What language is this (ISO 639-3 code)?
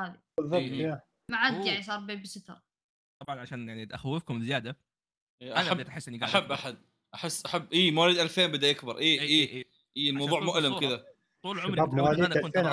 ara